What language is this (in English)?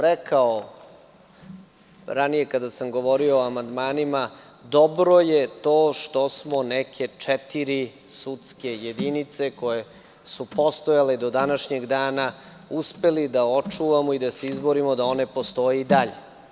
Serbian